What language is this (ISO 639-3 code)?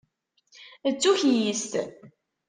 kab